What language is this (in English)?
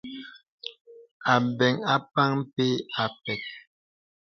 Bebele